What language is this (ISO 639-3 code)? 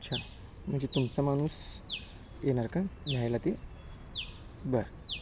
mar